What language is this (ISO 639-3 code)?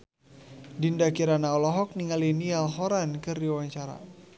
sun